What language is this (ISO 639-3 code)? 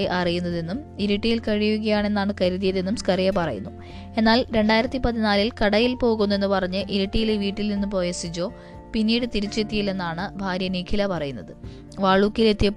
mal